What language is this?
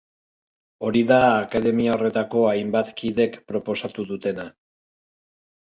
Basque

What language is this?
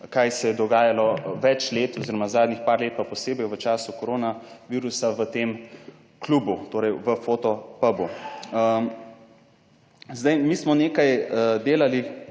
Slovenian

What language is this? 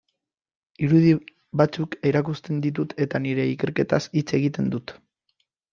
Basque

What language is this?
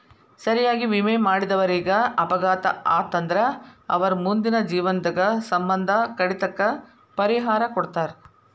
Kannada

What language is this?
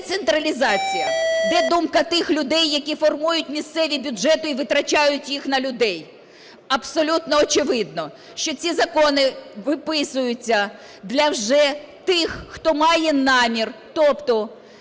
Ukrainian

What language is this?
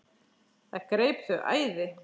Icelandic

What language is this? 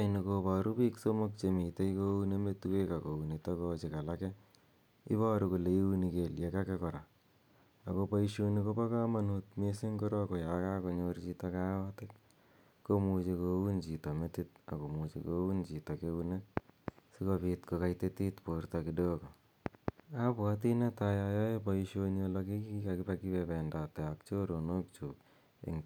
Kalenjin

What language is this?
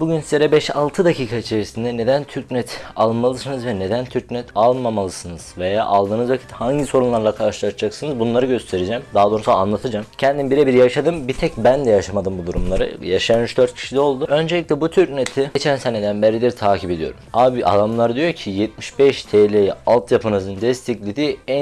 Turkish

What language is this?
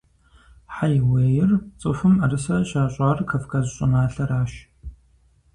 Kabardian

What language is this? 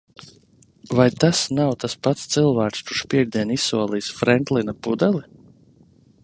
Latvian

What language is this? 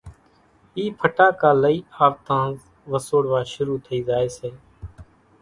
Kachi Koli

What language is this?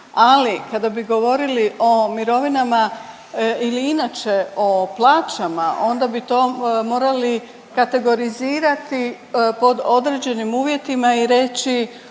Croatian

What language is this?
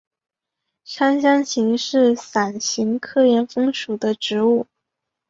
Chinese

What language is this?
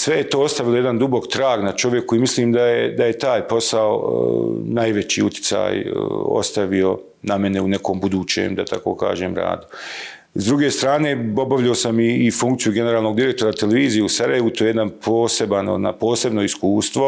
Croatian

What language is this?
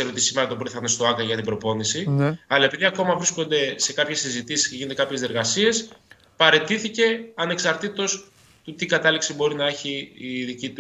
Greek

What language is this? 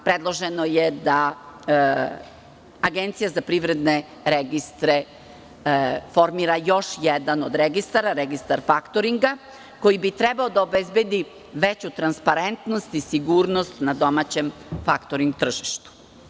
Serbian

